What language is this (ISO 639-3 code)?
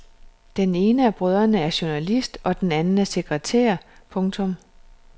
dan